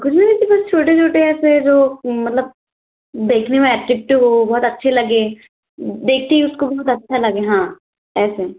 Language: Hindi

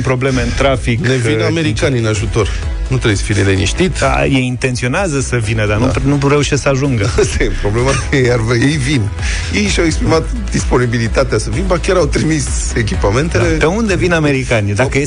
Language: Romanian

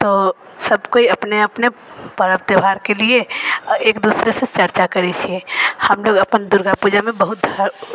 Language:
Maithili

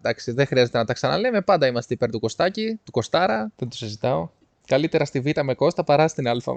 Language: Greek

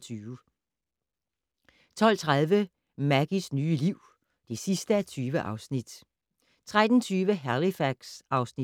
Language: Danish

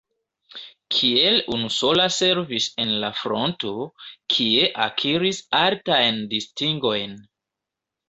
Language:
Esperanto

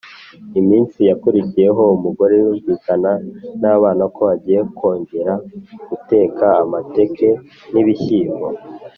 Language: Kinyarwanda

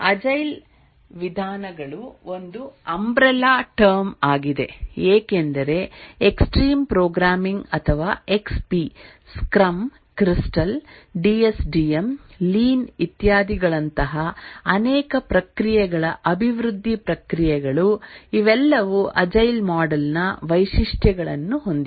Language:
Kannada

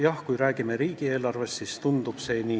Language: Estonian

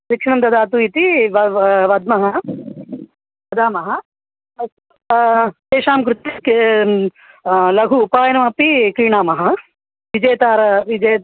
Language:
Sanskrit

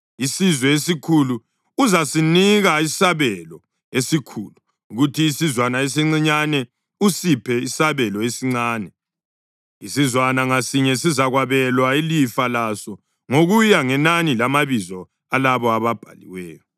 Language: North Ndebele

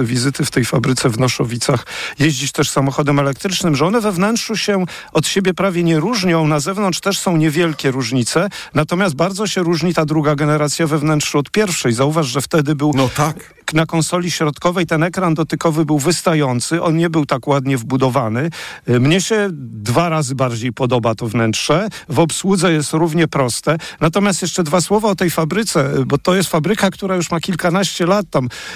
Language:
Polish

